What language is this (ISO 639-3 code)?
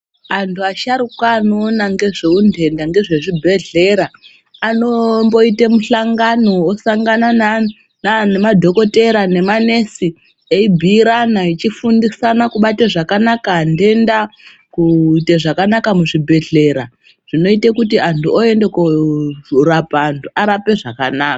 ndc